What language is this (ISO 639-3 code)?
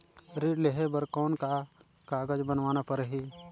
hne